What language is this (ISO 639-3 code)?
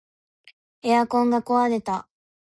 jpn